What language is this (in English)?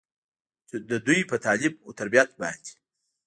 Pashto